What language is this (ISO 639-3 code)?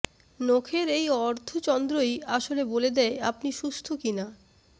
ben